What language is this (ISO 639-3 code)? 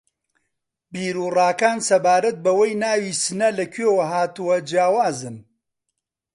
ckb